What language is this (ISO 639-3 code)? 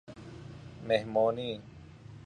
fas